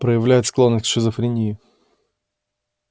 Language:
Russian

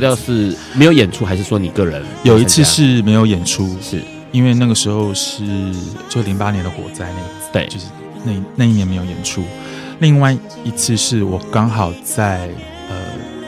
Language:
Chinese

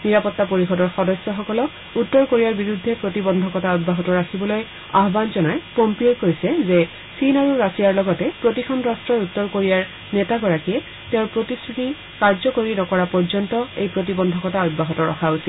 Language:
Assamese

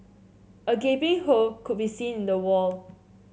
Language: English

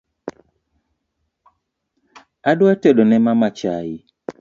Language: Luo (Kenya and Tanzania)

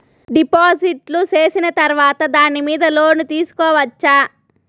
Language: Telugu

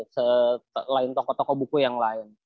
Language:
Indonesian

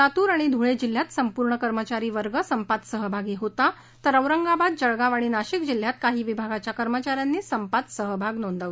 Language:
Marathi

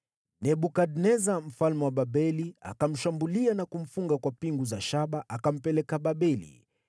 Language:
Swahili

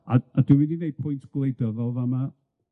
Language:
Welsh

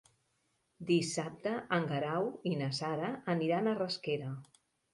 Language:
Catalan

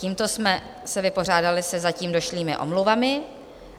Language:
Czech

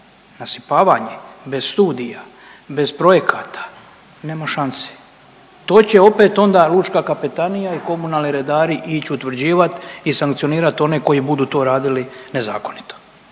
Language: Croatian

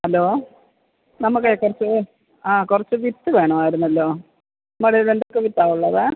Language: Malayalam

